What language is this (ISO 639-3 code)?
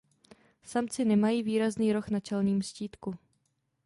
ces